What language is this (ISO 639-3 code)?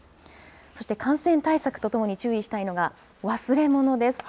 jpn